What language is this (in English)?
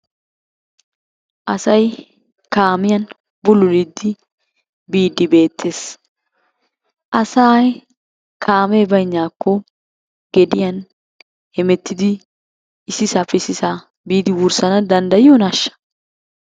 Wolaytta